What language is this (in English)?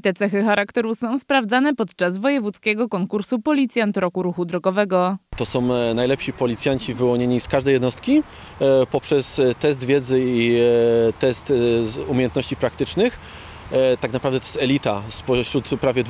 Polish